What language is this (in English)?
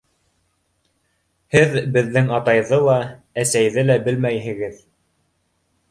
Bashkir